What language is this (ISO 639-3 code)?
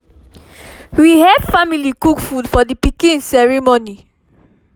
pcm